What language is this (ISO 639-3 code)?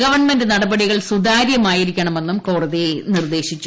mal